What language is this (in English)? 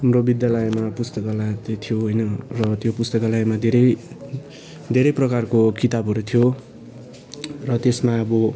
Nepali